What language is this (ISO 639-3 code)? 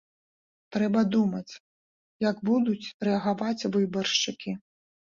bel